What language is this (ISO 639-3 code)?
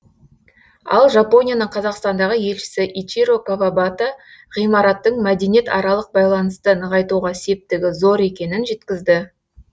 kaz